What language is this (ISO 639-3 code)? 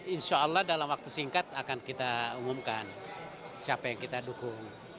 ind